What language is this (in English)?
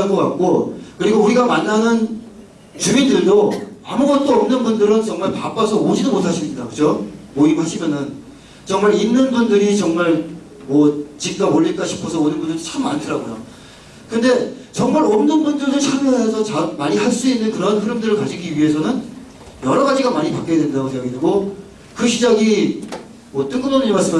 Korean